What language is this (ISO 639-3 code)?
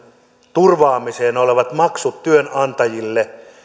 fin